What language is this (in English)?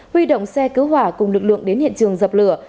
Vietnamese